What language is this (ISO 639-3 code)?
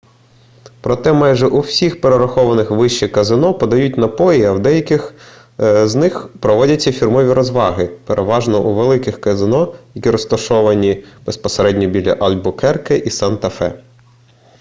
ukr